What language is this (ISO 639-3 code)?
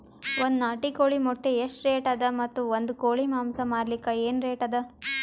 kan